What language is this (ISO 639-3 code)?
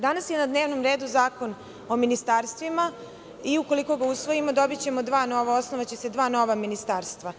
srp